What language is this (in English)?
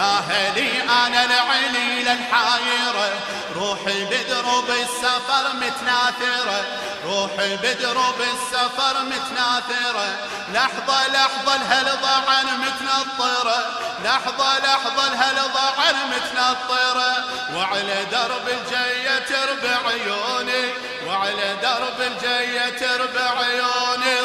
Arabic